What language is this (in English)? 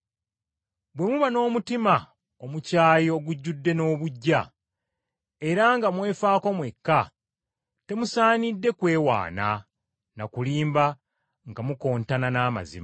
Ganda